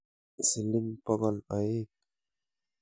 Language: Kalenjin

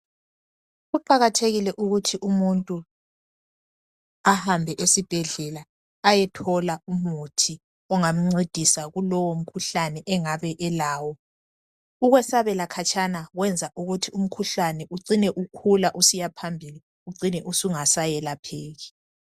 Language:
North Ndebele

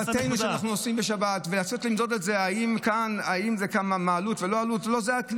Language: Hebrew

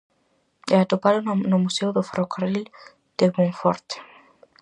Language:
Galician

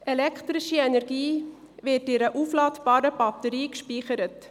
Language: Swiss German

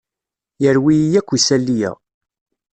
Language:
Kabyle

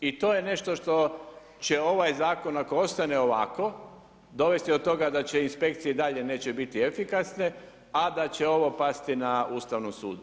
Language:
Croatian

